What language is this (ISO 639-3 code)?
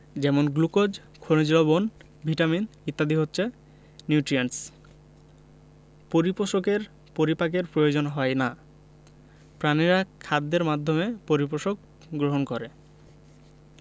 ben